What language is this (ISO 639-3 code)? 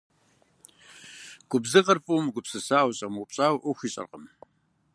kbd